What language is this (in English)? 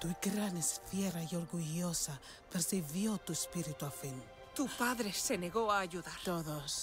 Spanish